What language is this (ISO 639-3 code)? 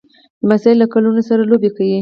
pus